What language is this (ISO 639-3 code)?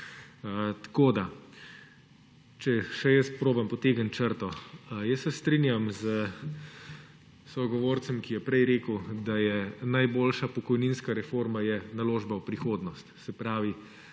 slv